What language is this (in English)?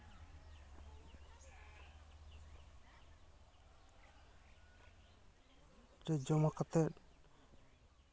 Santali